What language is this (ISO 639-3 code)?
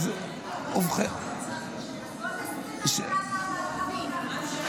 heb